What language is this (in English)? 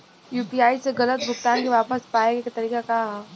Bhojpuri